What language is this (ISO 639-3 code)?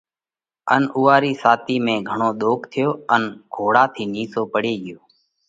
kvx